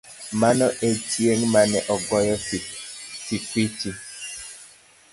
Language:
Luo (Kenya and Tanzania)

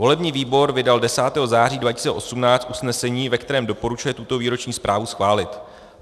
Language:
Czech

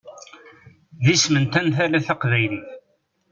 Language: Kabyle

